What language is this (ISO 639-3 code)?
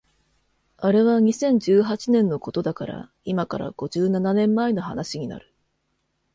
jpn